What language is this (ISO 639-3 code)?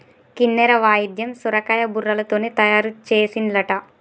tel